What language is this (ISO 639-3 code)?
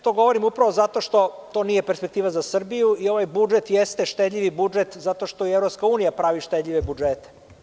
srp